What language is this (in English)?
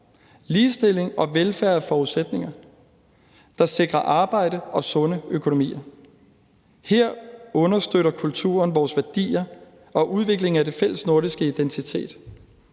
Danish